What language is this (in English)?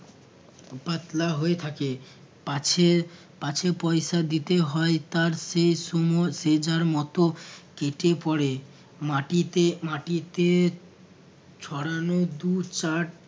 Bangla